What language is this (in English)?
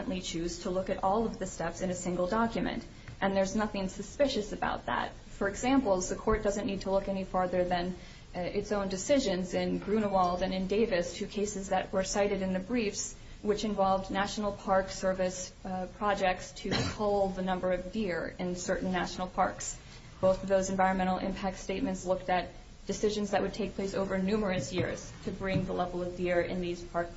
English